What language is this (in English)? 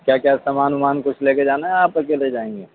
Urdu